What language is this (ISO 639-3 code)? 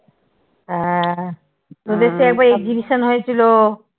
ben